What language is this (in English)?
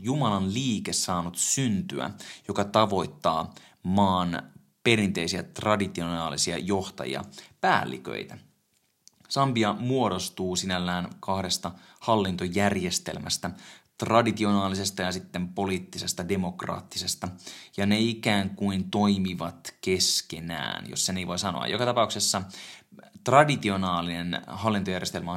Finnish